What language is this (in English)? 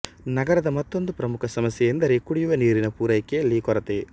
Kannada